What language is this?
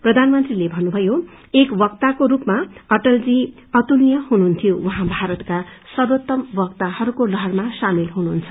Nepali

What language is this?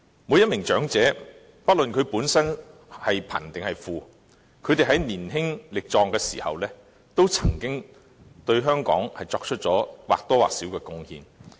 Cantonese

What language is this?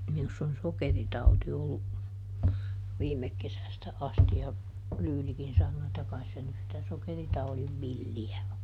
Finnish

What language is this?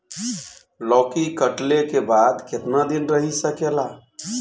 Bhojpuri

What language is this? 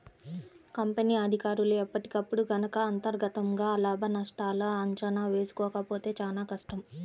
Telugu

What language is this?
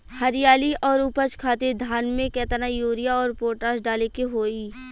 Bhojpuri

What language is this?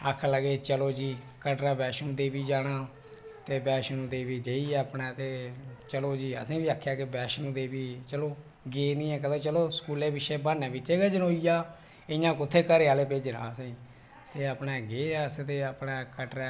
Dogri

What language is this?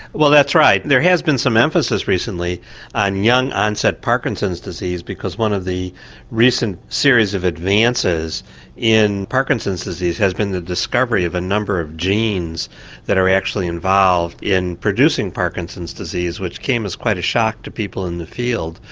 English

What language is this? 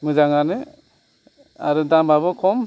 Bodo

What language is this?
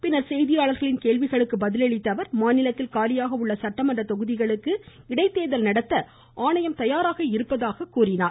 Tamil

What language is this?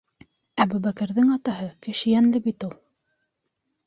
Bashkir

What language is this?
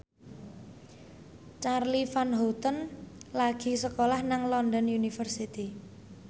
Javanese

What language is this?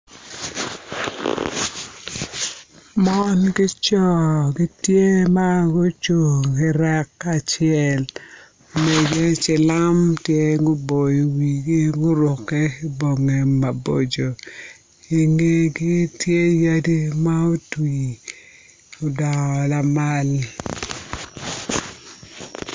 Acoli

